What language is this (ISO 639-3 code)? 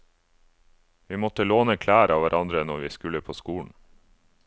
nor